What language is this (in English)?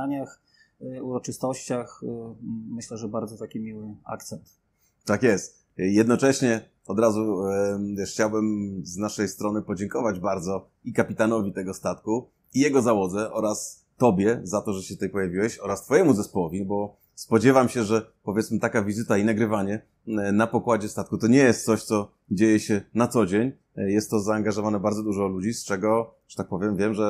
Polish